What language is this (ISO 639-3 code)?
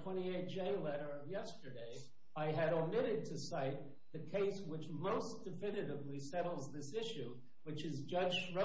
eng